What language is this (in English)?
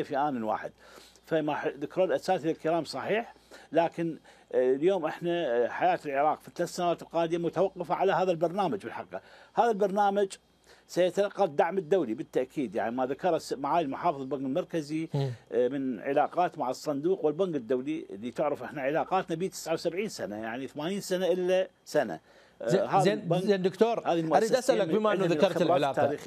Arabic